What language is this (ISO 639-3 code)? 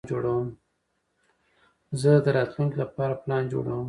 pus